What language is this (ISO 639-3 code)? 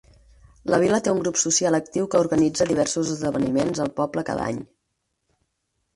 cat